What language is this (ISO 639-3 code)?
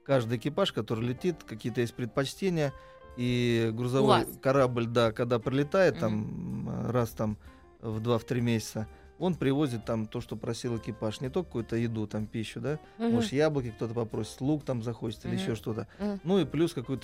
rus